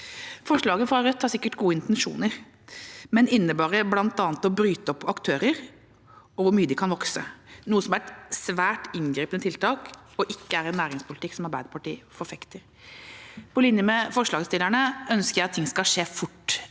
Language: Norwegian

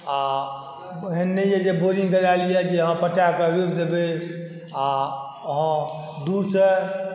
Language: Maithili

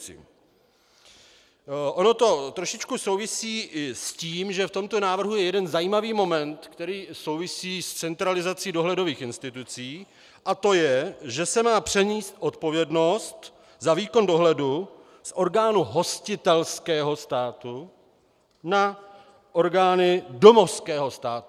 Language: Czech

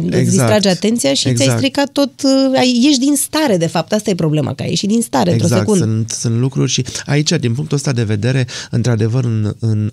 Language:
Romanian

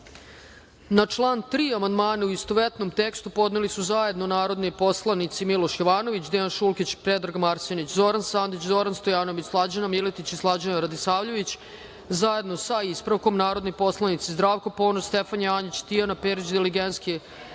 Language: Serbian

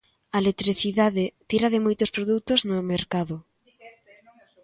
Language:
Galician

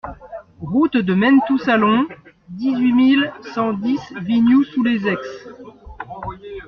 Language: French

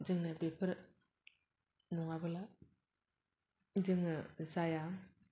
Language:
Bodo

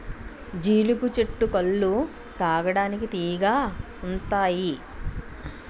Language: Telugu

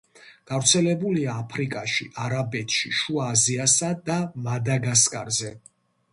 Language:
Georgian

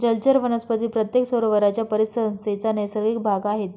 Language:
Marathi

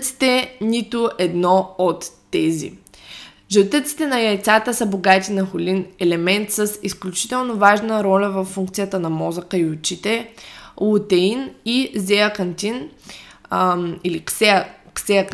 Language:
Bulgarian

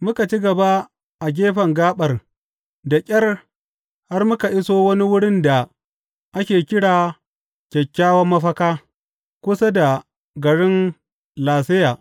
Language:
Hausa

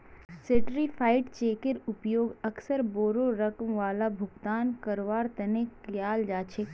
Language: Magahi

